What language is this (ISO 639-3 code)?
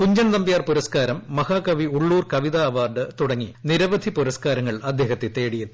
mal